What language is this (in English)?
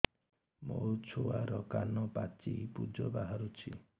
Odia